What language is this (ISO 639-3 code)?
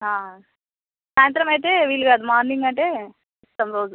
tel